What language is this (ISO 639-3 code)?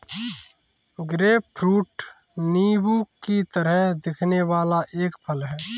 hin